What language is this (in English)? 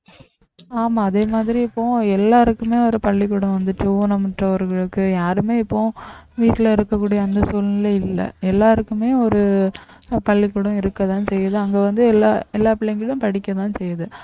Tamil